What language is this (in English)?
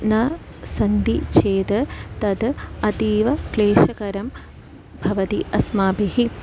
Sanskrit